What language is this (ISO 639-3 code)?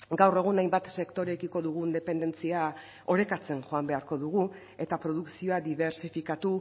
eus